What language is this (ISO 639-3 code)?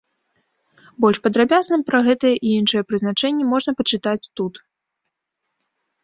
bel